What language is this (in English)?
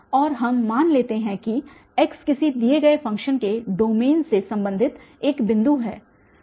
Hindi